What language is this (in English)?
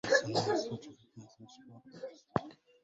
Arabic